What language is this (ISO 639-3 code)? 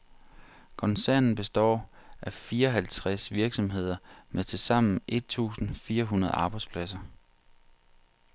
dan